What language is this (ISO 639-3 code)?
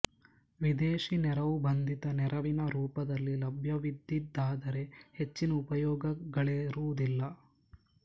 kan